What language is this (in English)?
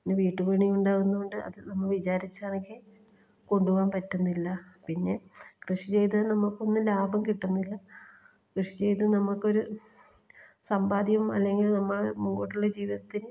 Malayalam